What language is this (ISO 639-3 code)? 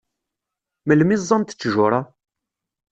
kab